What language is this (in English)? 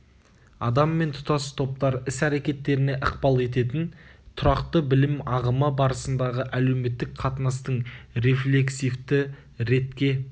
Kazakh